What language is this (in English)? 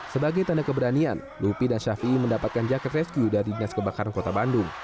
Indonesian